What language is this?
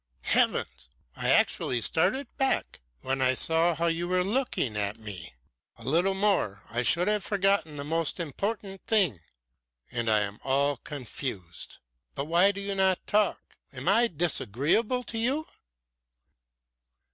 English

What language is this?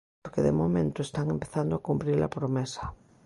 Galician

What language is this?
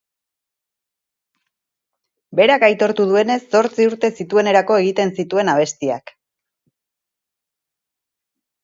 Basque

